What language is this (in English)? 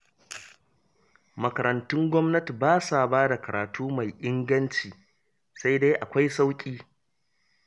Hausa